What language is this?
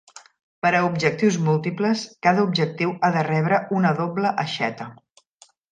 Catalan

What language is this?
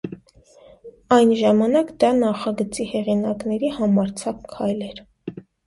Armenian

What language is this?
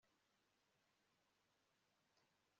Kinyarwanda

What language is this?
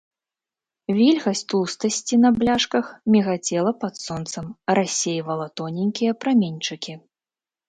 Belarusian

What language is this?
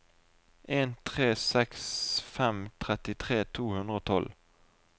Norwegian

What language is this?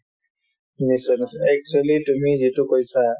Assamese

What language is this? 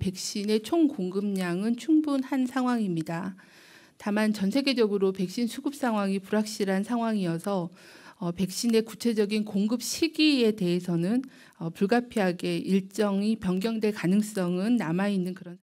Korean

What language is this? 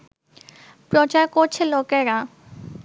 Bangla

